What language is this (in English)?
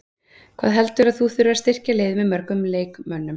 Icelandic